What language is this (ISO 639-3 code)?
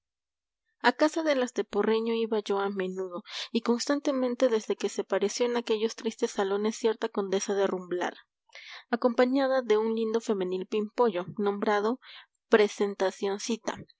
spa